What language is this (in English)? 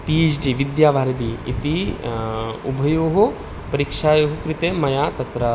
Sanskrit